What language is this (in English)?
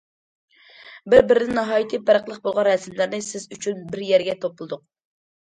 Uyghur